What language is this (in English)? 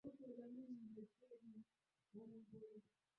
Swahili